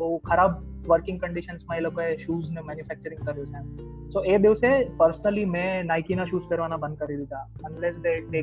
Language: Gujarati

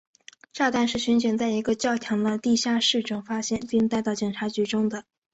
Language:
Chinese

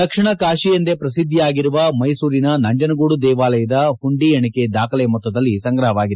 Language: Kannada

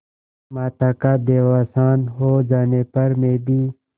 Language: Hindi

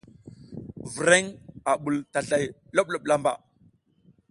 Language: South Giziga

